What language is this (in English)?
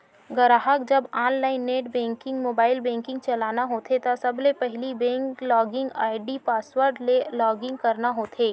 Chhattisgarhi